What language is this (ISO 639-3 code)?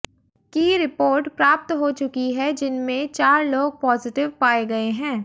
hin